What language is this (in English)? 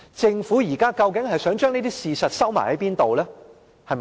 Cantonese